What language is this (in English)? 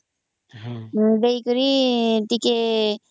Odia